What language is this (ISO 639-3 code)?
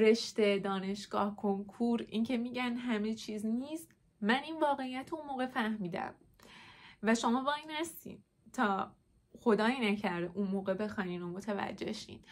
fas